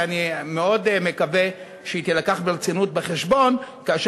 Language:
Hebrew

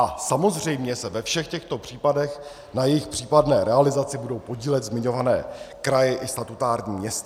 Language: Czech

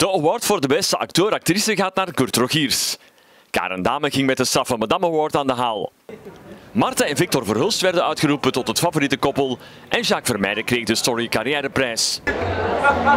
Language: Dutch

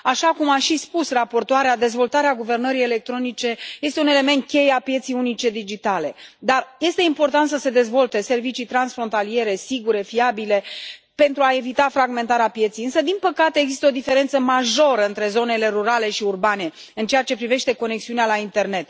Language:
Romanian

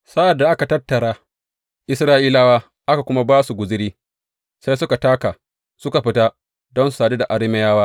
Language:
Hausa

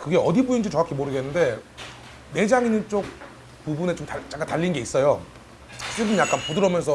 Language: Korean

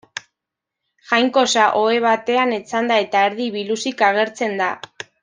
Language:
Basque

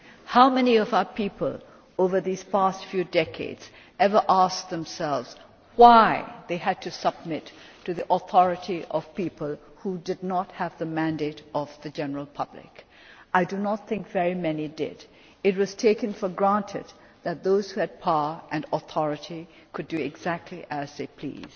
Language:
English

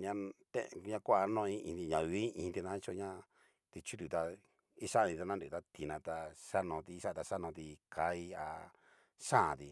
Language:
Cacaloxtepec Mixtec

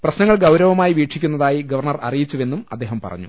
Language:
Malayalam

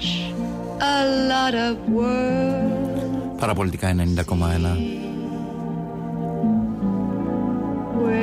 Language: Greek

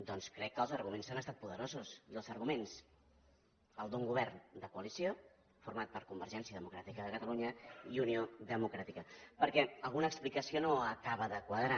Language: Catalan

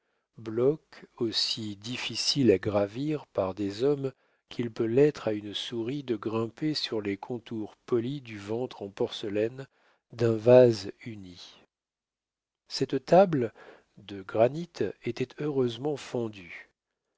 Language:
French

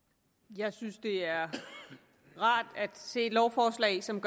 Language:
Danish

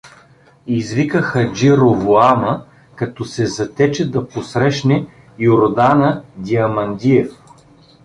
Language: Bulgarian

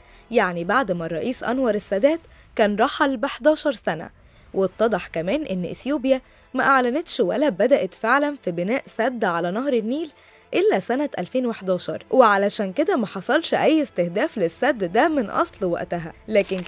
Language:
Arabic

